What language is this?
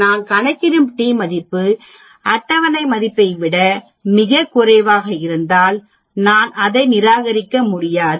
Tamil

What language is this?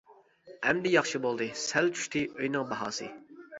Uyghur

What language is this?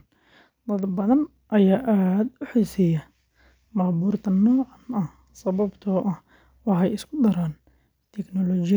Somali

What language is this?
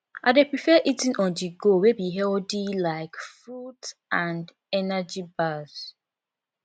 Nigerian Pidgin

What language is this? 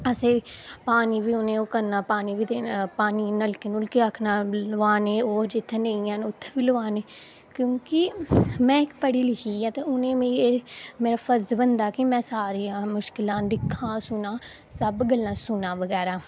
Dogri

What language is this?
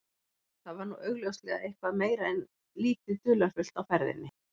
Icelandic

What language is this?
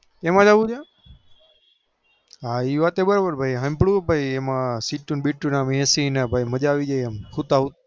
Gujarati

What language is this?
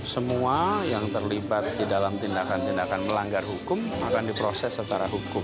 Indonesian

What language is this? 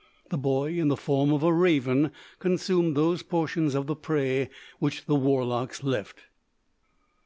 English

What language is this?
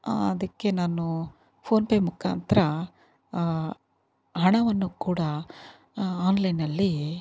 Kannada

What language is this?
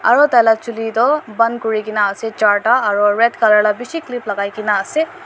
Naga Pidgin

